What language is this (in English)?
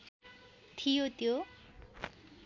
Nepali